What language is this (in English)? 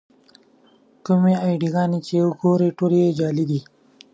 Pashto